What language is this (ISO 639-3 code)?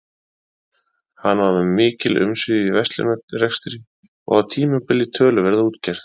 isl